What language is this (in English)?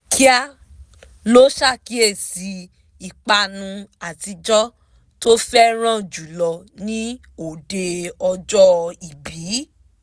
Yoruba